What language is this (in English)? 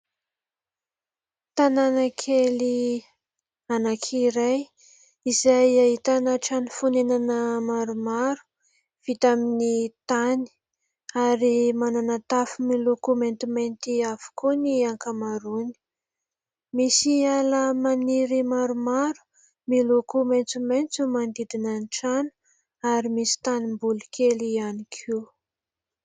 Malagasy